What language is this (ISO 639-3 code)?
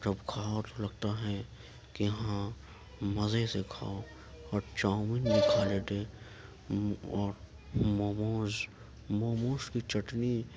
urd